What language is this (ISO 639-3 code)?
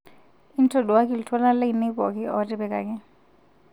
mas